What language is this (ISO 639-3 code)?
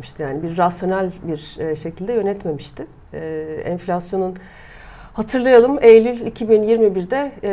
tur